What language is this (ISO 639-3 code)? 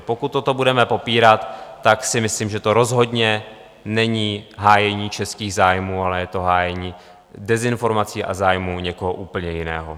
ces